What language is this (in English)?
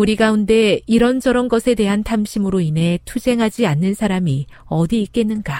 Korean